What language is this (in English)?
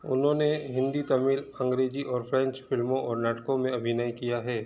Hindi